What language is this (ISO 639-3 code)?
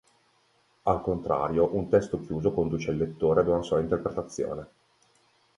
ita